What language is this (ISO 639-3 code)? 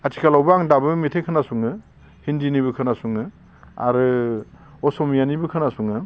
brx